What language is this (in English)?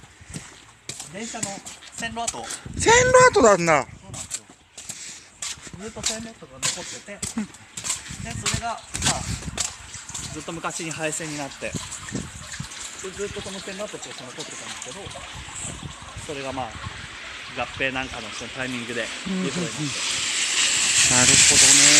Japanese